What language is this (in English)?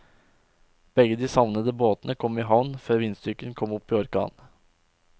Norwegian